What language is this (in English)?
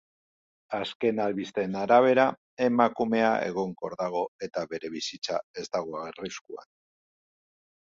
Basque